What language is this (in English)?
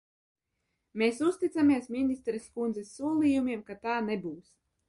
Latvian